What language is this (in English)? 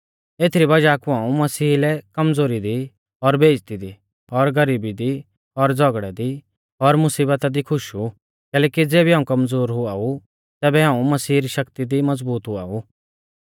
Mahasu Pahari